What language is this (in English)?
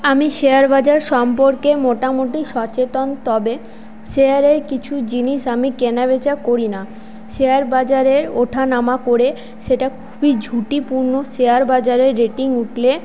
Bangla